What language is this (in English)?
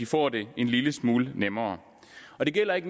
Danish